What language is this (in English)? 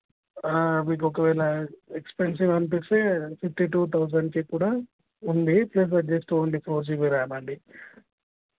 Telugu